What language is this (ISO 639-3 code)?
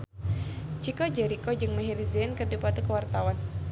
sun